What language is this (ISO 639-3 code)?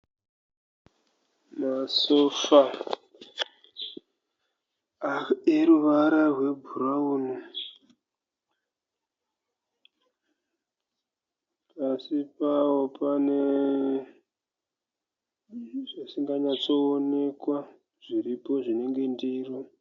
sna